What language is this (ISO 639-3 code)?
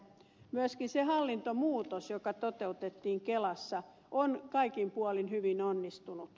fin